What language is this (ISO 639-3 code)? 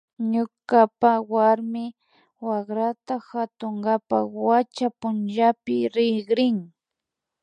qvi